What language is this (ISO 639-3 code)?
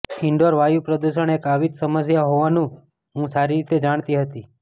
guj